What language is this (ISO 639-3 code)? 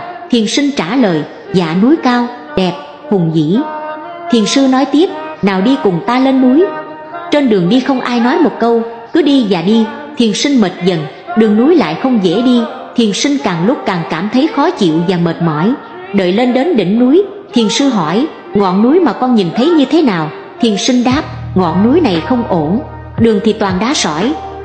vie